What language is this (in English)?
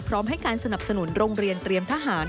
Thai